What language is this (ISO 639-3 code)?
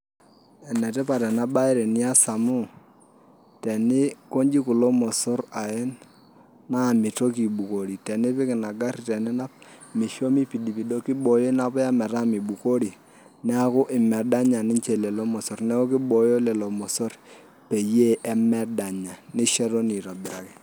mas